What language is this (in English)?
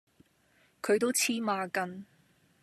Cantonese